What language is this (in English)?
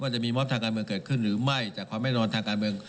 Thai